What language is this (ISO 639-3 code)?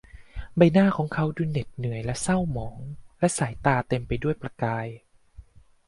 tha